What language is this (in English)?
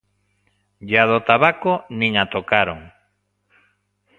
Galician